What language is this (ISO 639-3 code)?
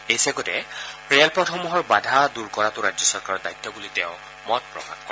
asm